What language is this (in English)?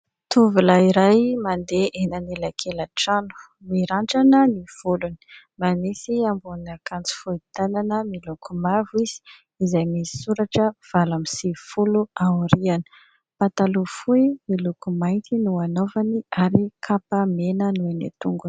Malagasy